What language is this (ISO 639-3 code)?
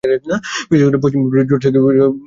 ben